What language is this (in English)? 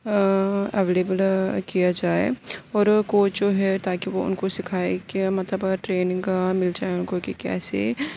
Urdu